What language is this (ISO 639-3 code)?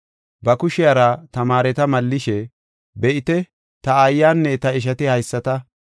gof